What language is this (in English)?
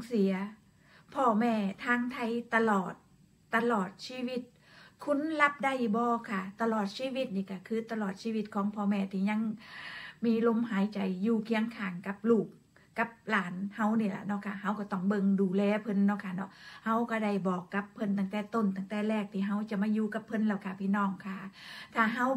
Thai